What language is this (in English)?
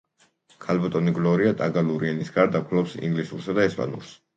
Georgian